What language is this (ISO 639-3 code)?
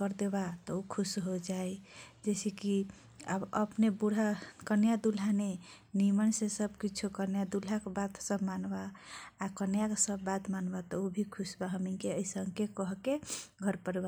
thq